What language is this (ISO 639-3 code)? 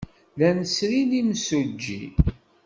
kab